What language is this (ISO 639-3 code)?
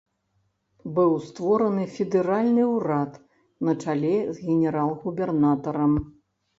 bel